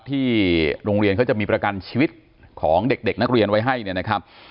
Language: Thai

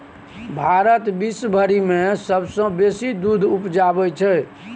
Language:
Maithili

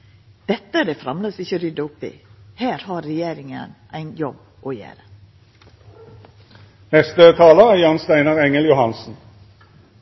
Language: Norwegian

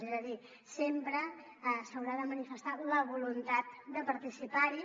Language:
Catalan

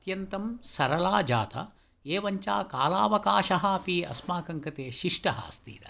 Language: Sanskrit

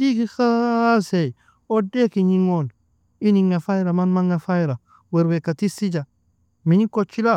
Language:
Nobiin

